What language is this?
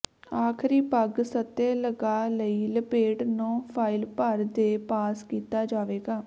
Punjabi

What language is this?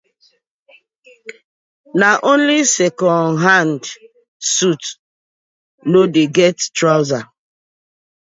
Nigerian Pidgin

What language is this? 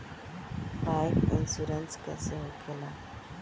Bhojpuri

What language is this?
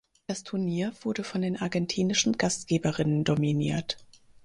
German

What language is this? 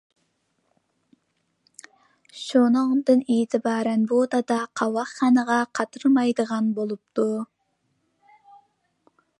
Uyghur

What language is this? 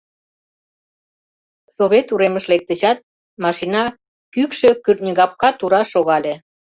Mari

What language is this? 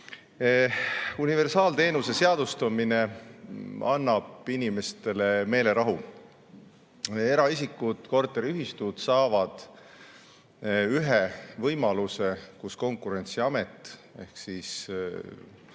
Estonian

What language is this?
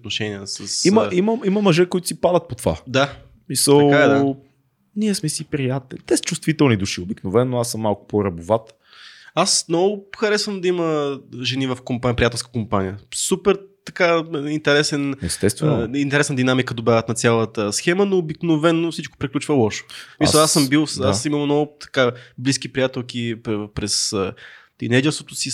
Bulgarian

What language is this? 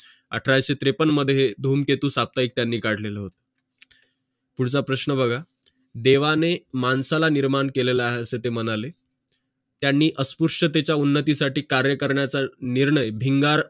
Marathi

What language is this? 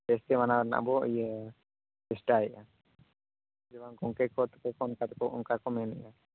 Santali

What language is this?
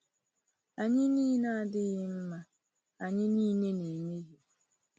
Igbo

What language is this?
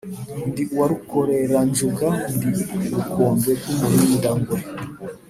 Kinyarwanda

